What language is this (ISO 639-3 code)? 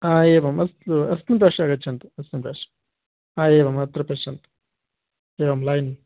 san